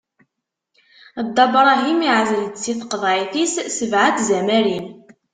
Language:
Kabyle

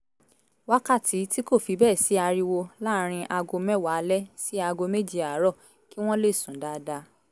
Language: Yoruba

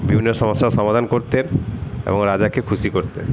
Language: Bangla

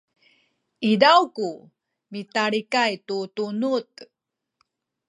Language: Sakizaya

